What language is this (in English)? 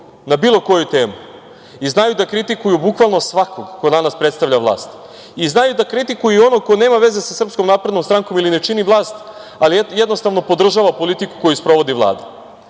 Serbian